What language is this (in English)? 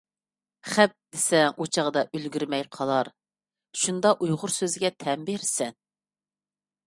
Uyghur